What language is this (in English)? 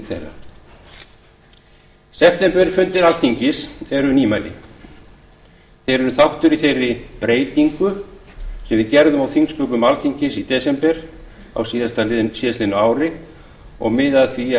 Icelandic